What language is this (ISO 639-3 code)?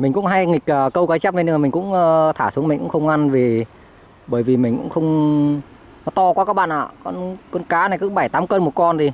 vie